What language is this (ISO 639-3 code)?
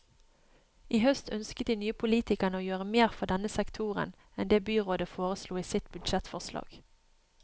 nor